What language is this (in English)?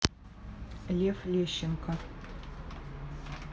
Russian